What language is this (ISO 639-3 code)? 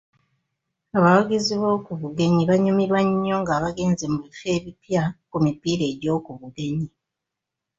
lug